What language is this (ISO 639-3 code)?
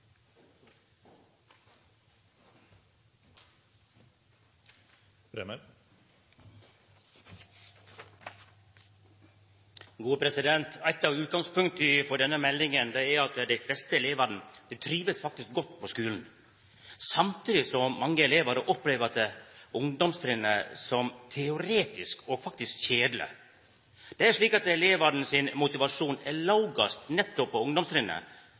nno